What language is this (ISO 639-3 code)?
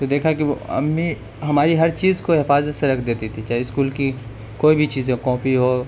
urd